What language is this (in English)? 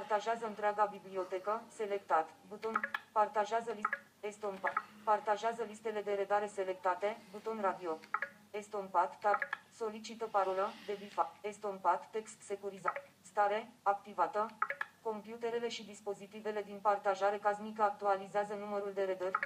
Romanian